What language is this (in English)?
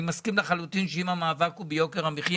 Hebrew